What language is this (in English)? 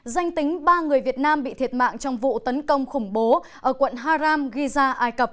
Vietnamese